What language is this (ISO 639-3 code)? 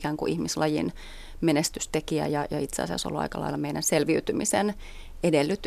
fin